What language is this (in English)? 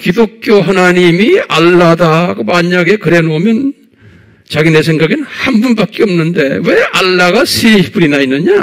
Korean